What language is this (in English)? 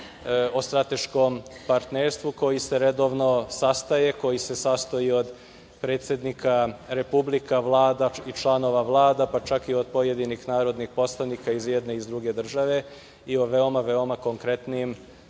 Serbian